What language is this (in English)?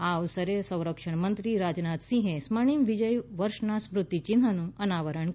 Gujarati